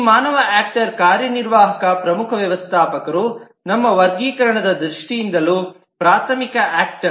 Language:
Kannada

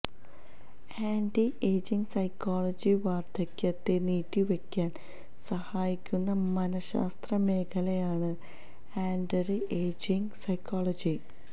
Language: Malayalam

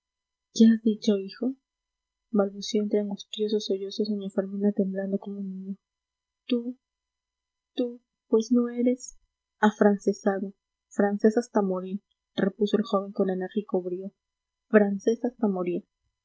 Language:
Spanish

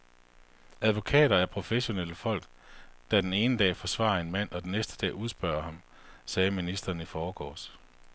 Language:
Danish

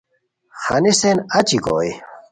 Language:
Khowar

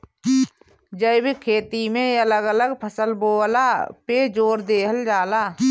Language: Bhojpuri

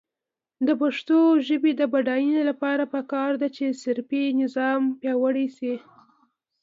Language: Pashto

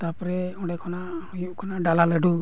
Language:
Santali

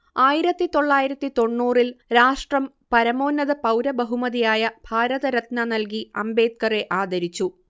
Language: Malayalam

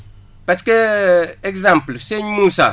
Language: Wolof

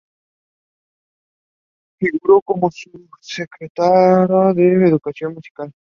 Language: Spanish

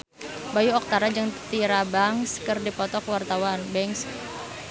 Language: Sundanese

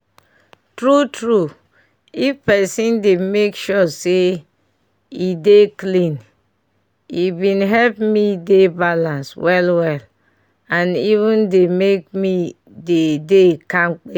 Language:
Nigerian Pidgin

